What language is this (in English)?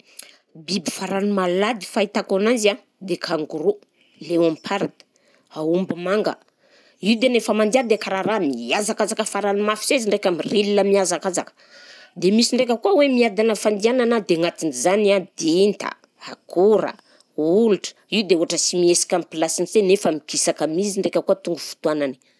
Southern Betsimisaraka Malagasy